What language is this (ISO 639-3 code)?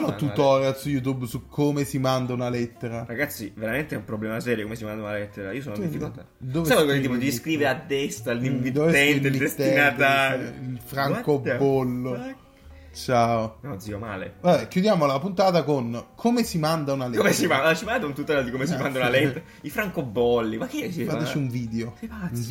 ita